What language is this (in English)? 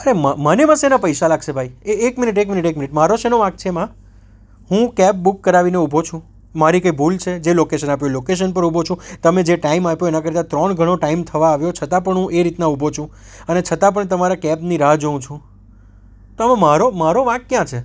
Gujarati